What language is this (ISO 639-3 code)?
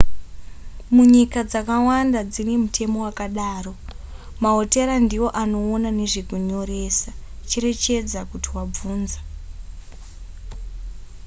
sna